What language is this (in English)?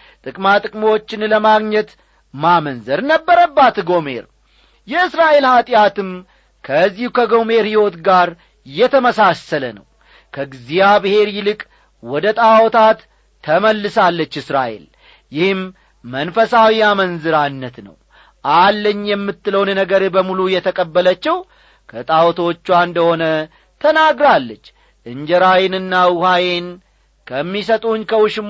Amharic